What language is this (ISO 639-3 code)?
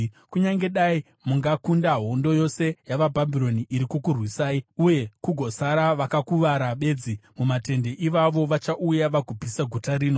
sna